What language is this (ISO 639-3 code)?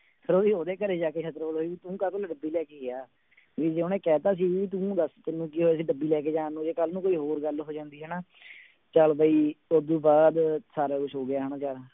pan